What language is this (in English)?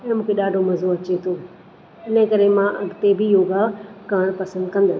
Sindhi